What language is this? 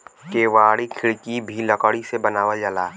Bhojpuri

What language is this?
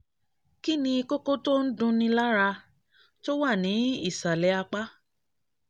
Yoruba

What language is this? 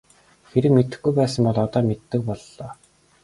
Mongolian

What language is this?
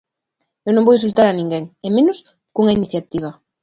Galician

